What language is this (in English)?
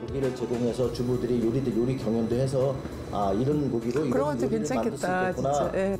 Korean